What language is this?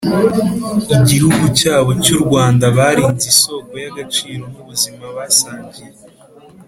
Kinyarwanda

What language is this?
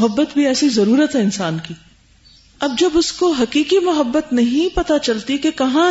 Urdu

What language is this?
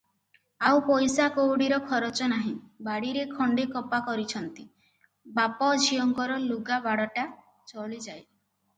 Odia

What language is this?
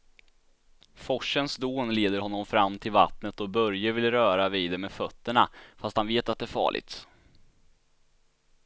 Swedish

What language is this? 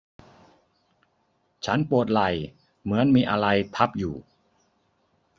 Thai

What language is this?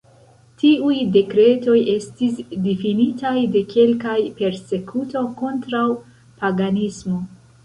Esperanto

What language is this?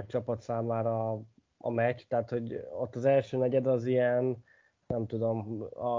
Hungarian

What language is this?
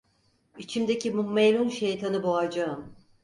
Turkish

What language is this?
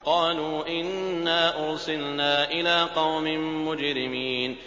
Arabic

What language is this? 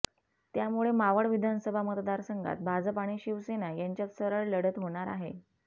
Marathi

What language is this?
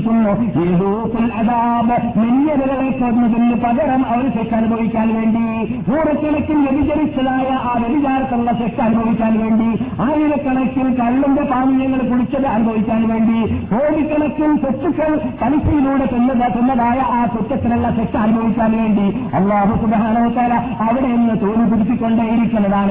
Malayalam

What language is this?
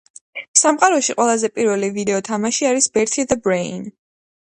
Georgian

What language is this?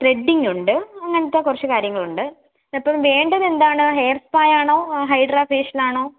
Malayalam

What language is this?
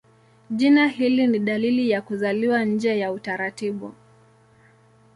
Swahili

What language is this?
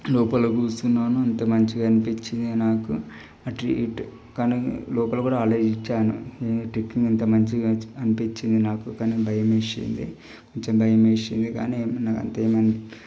Telugu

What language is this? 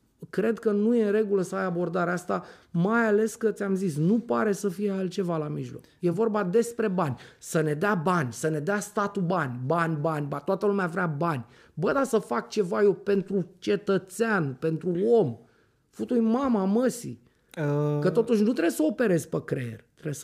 Romanian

